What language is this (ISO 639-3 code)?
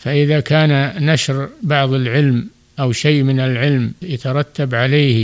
ara